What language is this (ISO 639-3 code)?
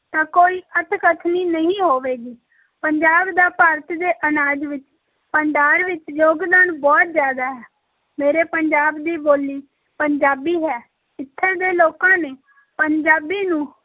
pan